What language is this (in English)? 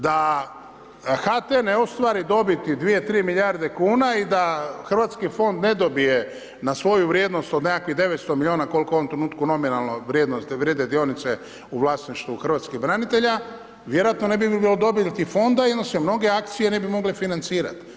Croatian